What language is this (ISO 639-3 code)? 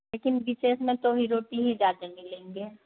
hin